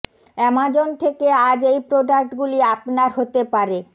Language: Bangla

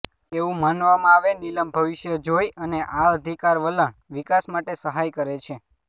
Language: Gujarati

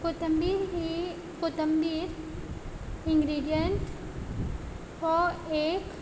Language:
Konkani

